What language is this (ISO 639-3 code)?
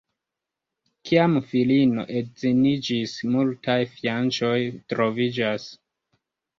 epo